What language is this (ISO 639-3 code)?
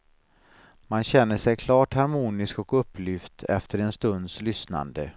swe